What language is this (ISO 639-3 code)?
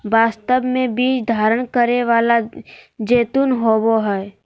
mag